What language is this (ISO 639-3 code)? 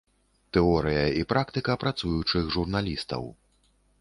bel